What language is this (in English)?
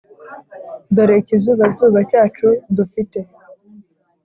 Kinyarwanda